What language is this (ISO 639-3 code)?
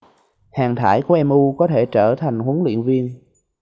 vie